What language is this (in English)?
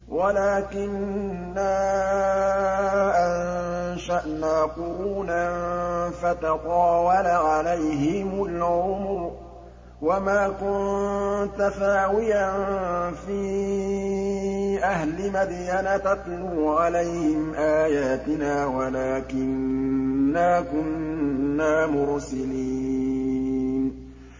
Arabic